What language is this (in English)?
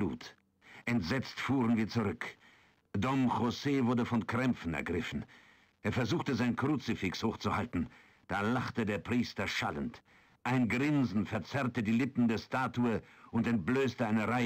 German